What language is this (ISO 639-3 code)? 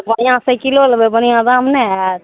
mai